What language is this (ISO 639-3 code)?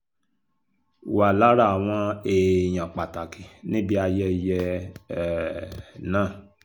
yor